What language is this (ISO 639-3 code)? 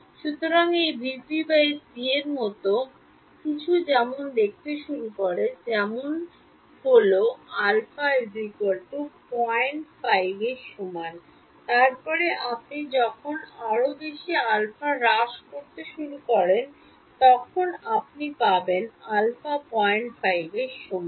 ben